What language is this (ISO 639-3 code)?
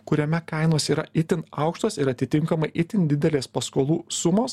lit